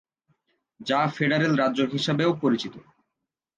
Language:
Bangla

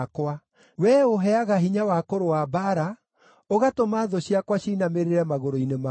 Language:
Kikuyu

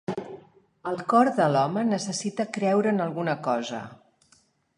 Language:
Catalan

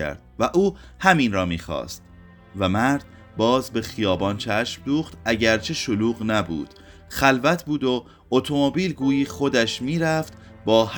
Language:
Persian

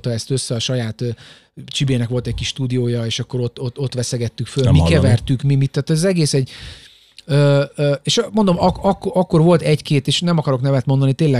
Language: Hungarian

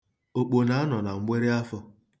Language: Igbo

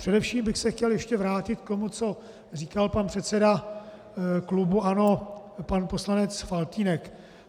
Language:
Czech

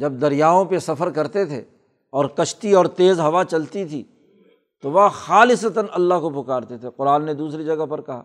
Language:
Urdu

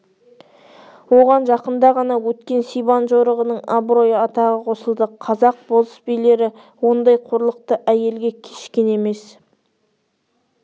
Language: Kazakh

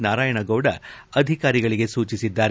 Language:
Kannada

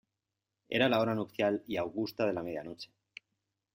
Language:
Spanish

